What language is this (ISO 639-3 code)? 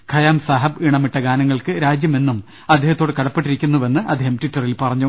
mal